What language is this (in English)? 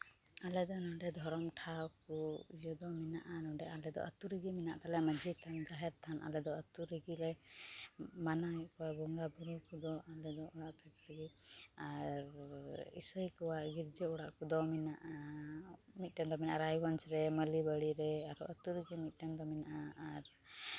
Santali